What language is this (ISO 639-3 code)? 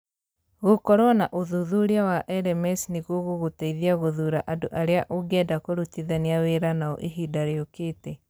kik